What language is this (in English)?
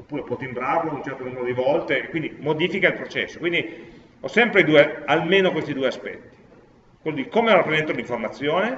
Italian